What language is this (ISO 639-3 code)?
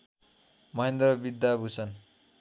nep